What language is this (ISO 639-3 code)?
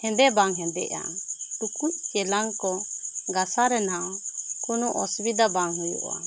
sat